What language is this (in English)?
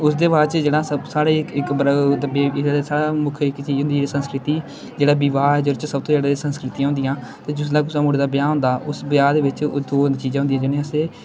Dogri